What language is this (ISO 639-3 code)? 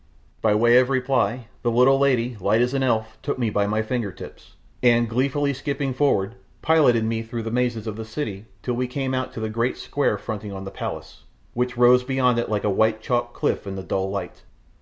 eng